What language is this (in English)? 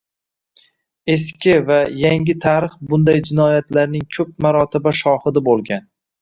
Uzbek